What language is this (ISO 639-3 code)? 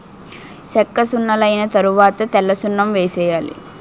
tel